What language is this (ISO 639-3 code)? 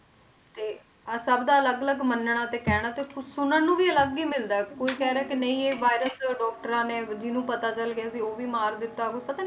pan